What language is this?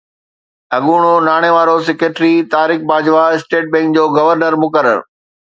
Sindhi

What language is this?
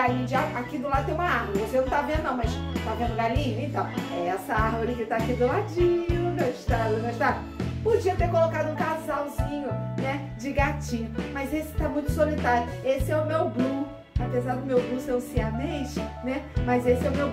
Portuguese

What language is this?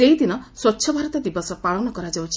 Odia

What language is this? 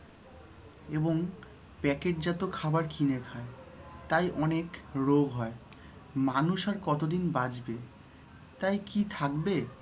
Bangla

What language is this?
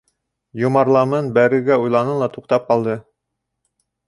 Bashkir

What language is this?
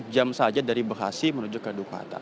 Indonesian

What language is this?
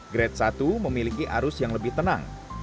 Indonesian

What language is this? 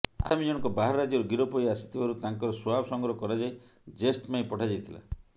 Odia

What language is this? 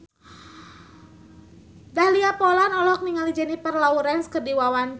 Sundanese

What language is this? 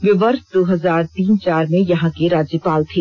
Hindi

